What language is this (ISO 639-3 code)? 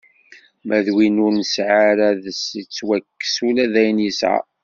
kab